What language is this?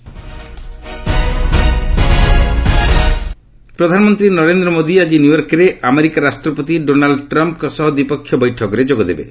Odia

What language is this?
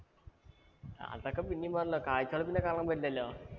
Malayalam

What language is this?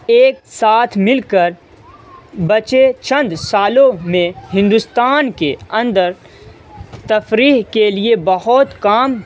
Urdu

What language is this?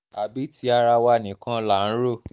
Yoruba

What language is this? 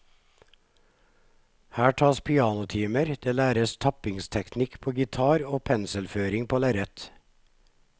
Norwegian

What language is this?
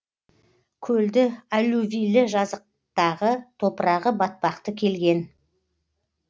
Kazakh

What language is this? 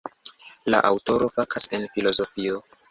Esperanto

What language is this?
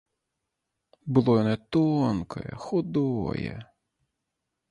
Belarusian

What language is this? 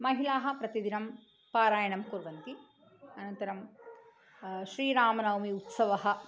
Sanskrit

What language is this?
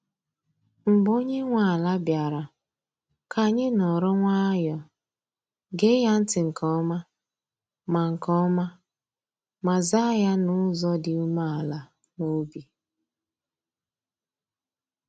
Igbo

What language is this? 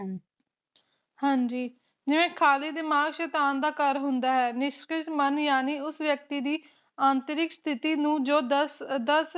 Punjabi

